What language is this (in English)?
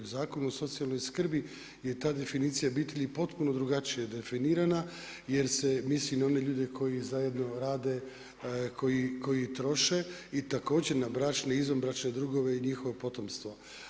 Croatian